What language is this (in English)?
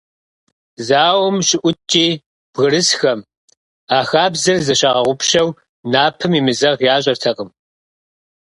Kabardian